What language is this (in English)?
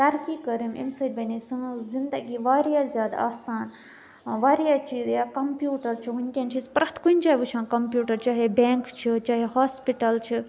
Kashmiri